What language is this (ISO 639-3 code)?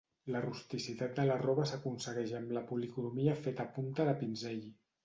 cat